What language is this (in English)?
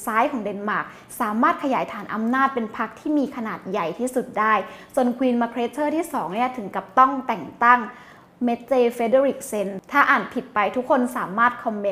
Thai